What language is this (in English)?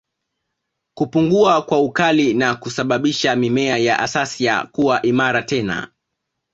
Swahili